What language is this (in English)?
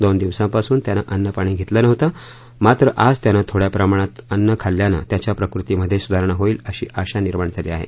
Marathi